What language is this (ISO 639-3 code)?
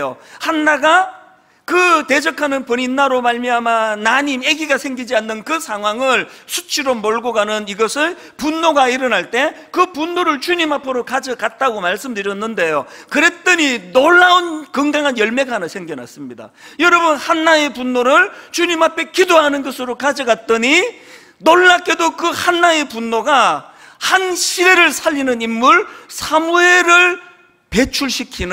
kor